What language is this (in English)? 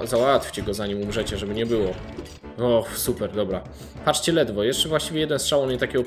Polish